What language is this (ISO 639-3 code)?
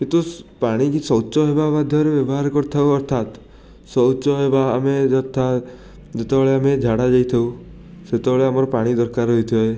ori